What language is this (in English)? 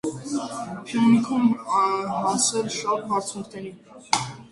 Armenian